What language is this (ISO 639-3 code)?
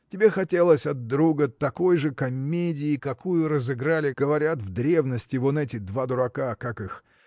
rus